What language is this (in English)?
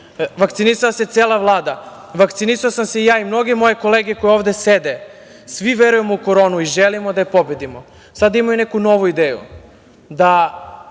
Serbian